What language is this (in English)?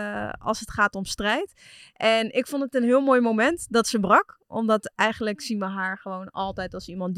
Dutch